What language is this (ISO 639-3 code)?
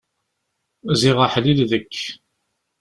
kab